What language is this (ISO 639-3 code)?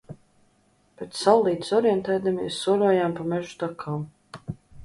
lav